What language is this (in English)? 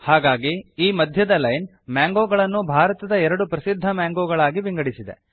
Kannada